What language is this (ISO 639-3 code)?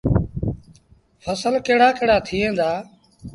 sbn